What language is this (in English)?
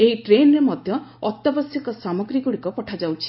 Odia